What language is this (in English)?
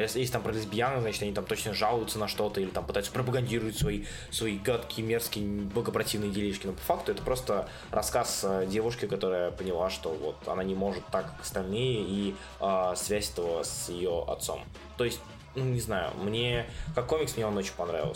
Russian